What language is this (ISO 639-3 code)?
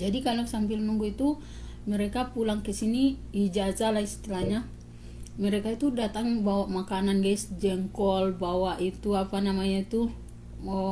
ind